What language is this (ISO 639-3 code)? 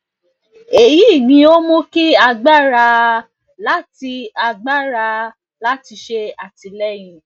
yor